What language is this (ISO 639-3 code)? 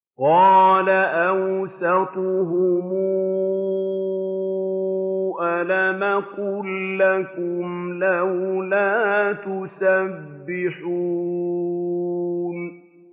ara